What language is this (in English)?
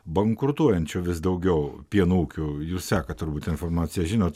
Lithuanian